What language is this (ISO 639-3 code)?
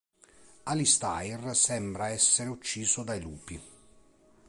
ita